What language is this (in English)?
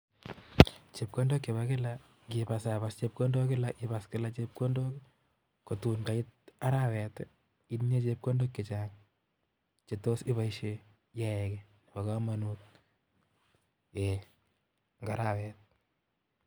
Kalenjin